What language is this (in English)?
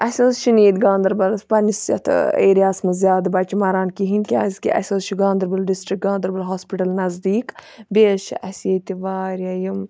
Kashmiri